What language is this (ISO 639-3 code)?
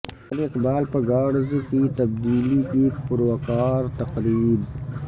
urd